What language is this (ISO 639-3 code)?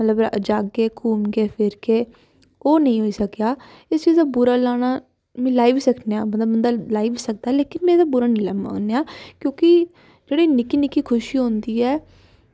doi